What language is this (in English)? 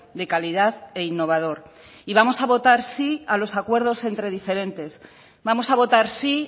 Spanish